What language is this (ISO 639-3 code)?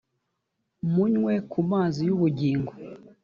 kin